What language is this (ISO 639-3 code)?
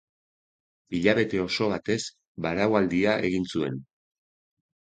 eus